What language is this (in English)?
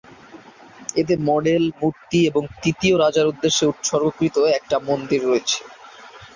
Bangla